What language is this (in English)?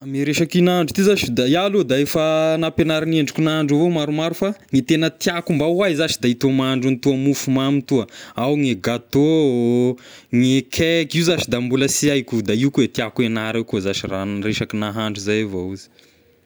Tesaka Malagasy